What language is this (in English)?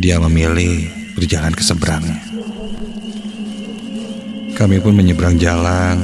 Indonesian